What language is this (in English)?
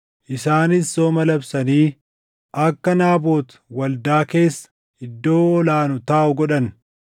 Oromo